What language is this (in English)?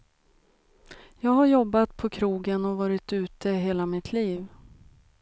Swedish